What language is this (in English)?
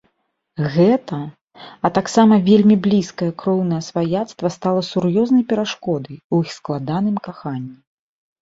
Belarusian